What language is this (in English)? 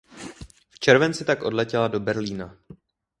Czech